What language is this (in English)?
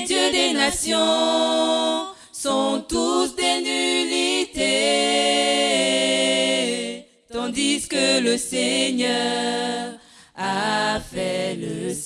French